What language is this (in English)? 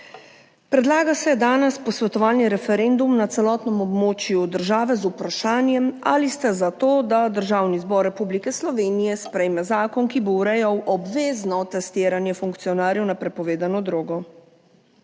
Slovenian